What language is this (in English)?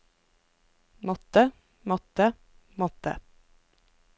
Norwegian